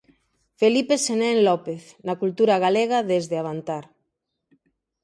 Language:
Galician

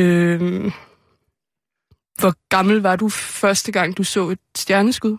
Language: Danish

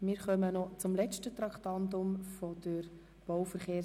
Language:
Swiss German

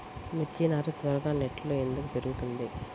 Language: Telugu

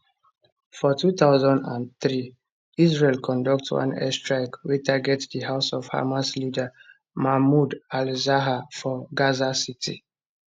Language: Nigerian Pidgin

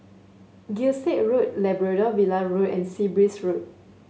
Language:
English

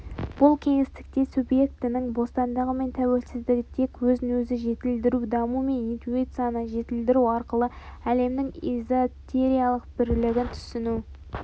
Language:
Kazakh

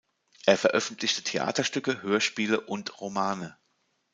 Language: German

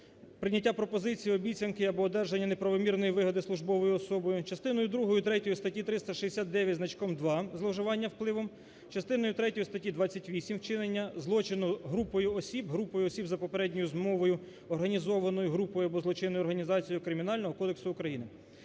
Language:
Ukrainian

